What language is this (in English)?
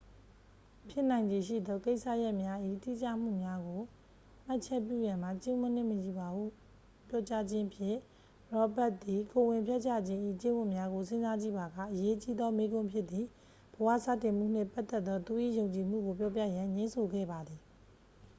Burmese